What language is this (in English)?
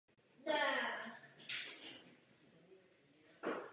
Czech